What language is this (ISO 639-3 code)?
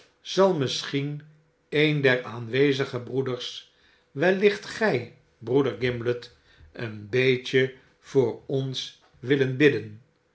nld